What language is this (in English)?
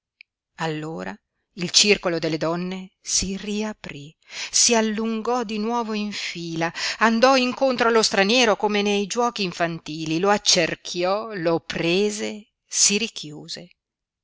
Italian